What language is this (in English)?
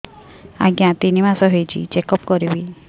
Odia